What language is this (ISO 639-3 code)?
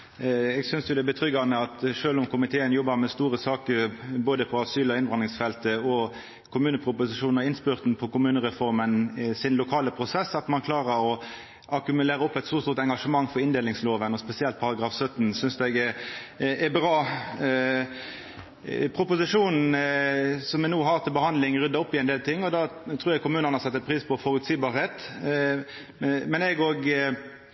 nno